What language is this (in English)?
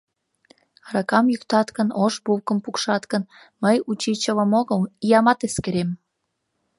Mari